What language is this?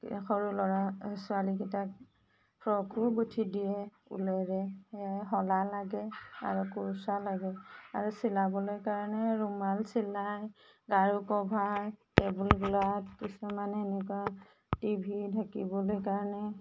Assamese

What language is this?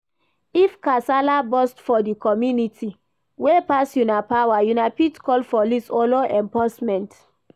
Nigerian Pidgin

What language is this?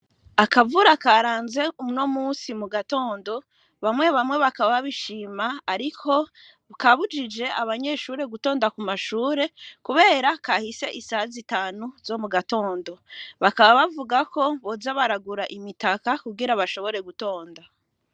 Rundi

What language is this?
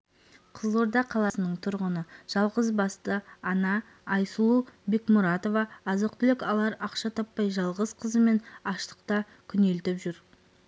Kazakh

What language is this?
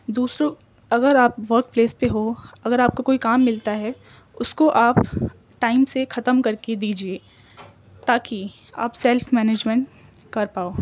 Urdu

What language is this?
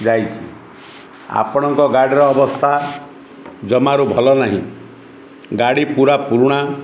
Odia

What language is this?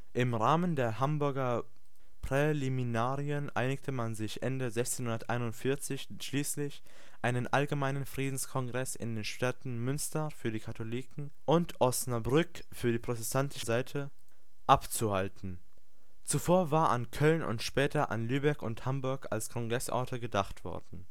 German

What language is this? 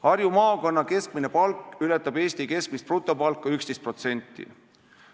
Estonian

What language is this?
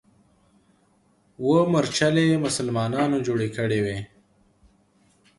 Pashto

